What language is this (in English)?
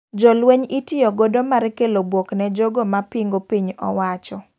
Luo (Kenya and Tanzania)